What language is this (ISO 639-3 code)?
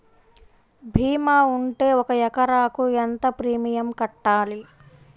tel